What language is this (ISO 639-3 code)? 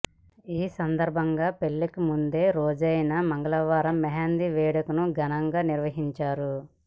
tel